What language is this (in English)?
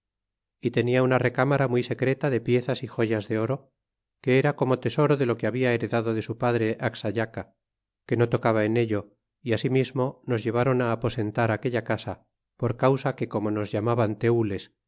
Spanish